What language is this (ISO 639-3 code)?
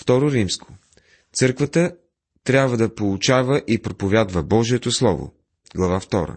bul